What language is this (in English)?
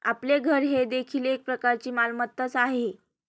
Marathi